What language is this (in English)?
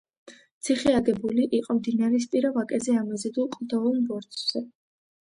Georgian